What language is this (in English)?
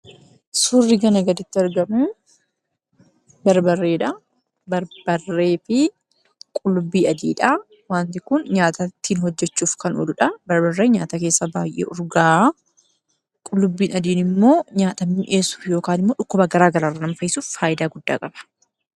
Oromo